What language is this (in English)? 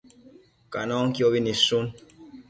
Matsés